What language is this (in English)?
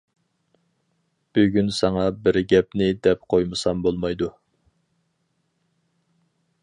Uyghur